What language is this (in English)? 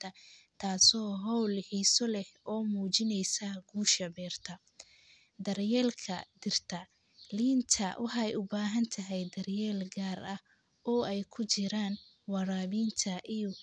Somali